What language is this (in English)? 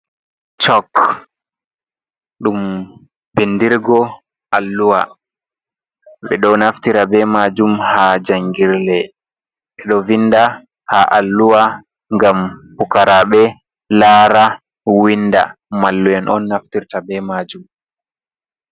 Fula